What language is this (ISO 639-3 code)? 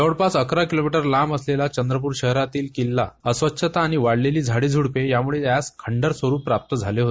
mar